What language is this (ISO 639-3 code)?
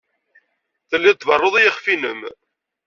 kab